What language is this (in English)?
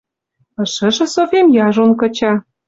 Western Mari